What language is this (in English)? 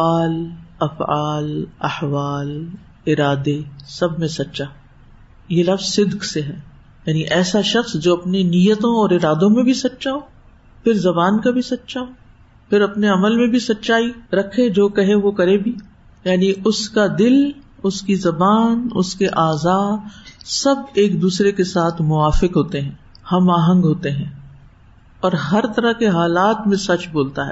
Urdu